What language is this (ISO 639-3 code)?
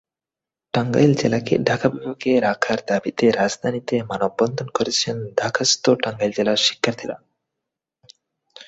ben